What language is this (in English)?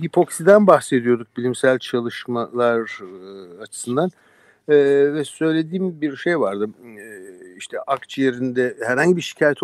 Turkish